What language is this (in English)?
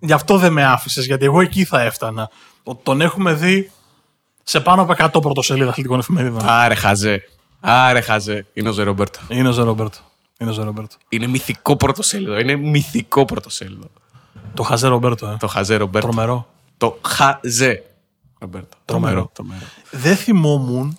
Greek